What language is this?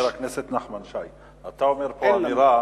Hebrew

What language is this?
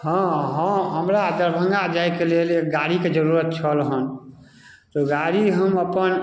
Maithili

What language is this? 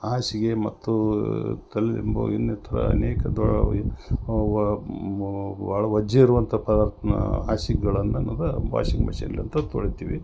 Kannada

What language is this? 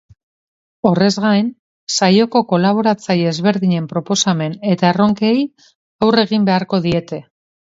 Basque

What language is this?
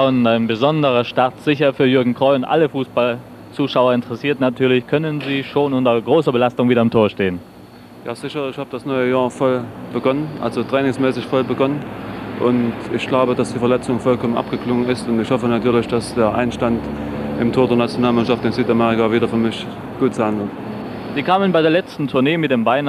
German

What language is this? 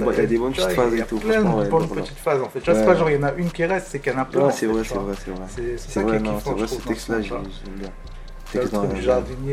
French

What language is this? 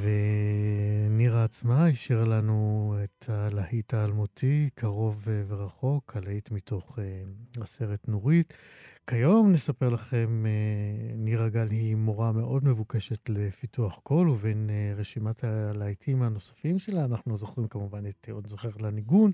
Hebrew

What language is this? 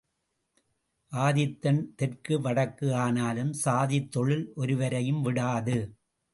Tamil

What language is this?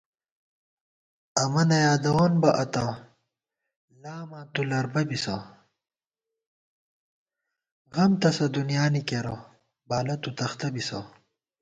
Gawar-Bati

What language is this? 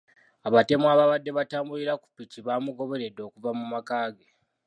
Ganda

